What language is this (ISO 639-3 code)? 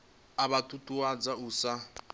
ven